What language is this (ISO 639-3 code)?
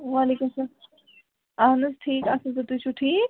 kas